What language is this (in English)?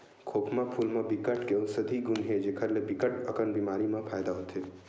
Chhattisgarhi